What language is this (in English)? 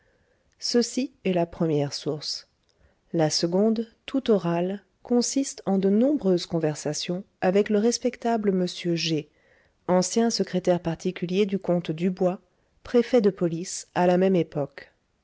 French